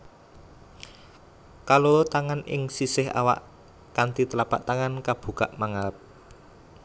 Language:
Javanese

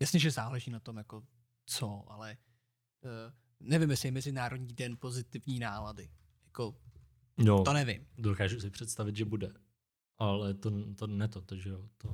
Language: Czech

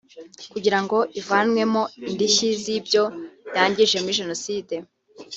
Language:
Kinyarwanda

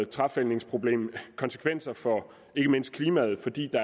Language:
Danish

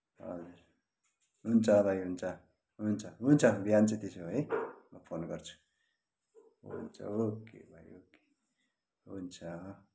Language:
Nepali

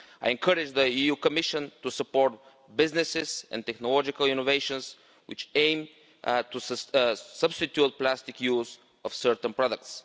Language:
English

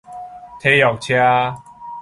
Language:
Min Nan Chinese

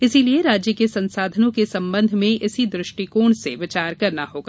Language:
Hindi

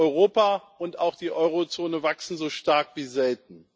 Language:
German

